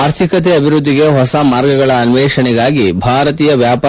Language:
Kannada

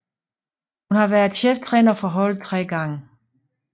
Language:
Danish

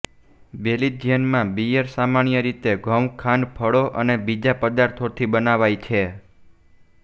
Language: Gujarati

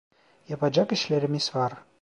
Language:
Turkish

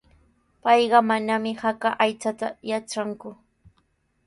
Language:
Sihuas Ancash Quechua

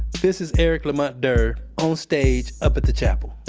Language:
English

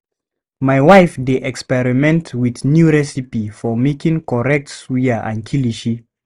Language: Nigerian Pidgin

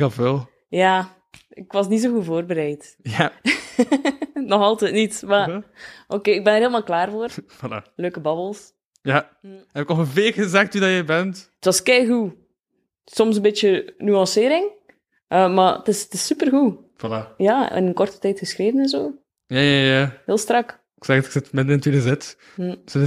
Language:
Dutch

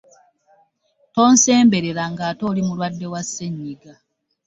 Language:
Ganda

